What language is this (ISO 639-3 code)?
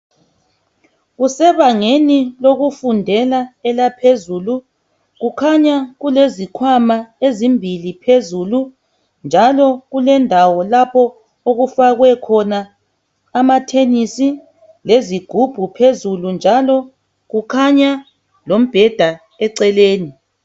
nde